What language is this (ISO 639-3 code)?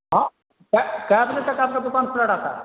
urd